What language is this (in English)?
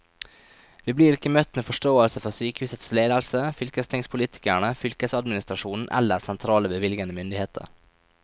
Norwegian